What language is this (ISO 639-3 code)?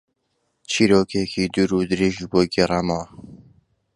ckb